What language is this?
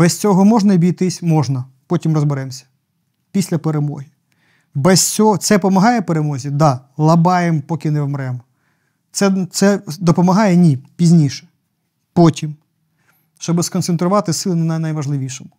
Ukrainian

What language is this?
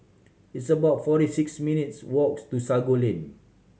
English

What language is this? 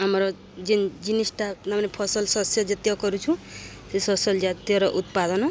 Odia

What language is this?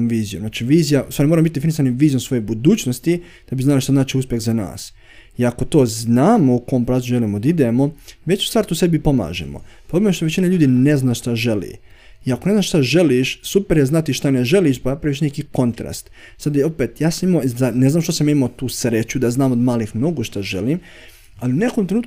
Croatian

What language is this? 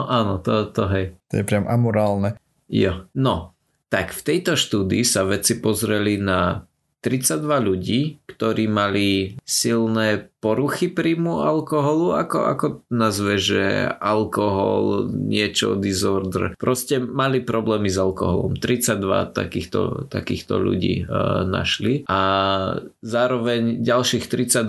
Slovak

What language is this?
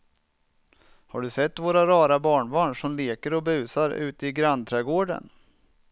Swedish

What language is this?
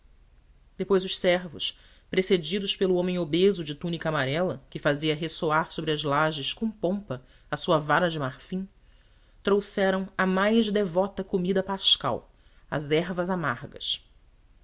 Portuguese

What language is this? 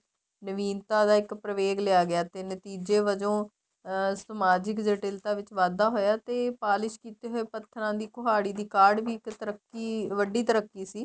Punjabi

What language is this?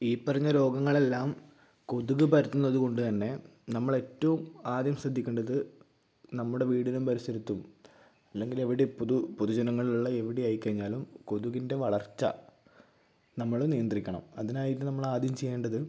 Malayalam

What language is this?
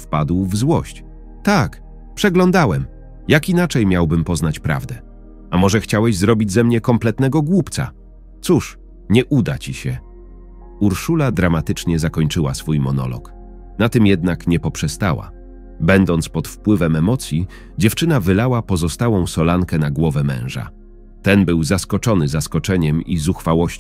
Polish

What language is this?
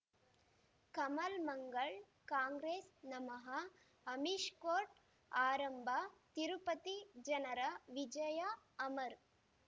Kannada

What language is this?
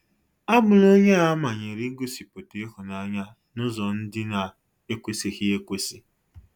Igbo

